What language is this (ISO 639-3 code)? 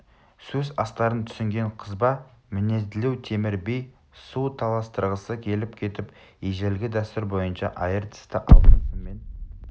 kaz